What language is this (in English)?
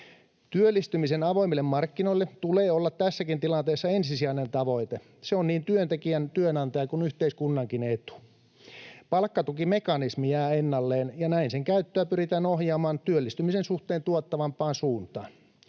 Finnish